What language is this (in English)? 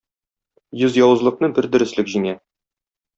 Tatar